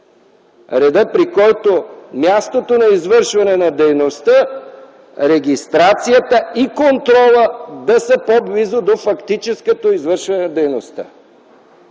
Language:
Bulgarian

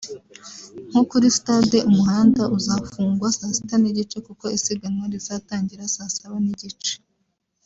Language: Kinyarwanda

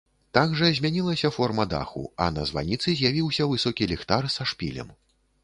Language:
Belarusian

